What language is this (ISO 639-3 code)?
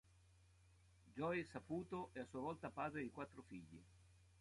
ita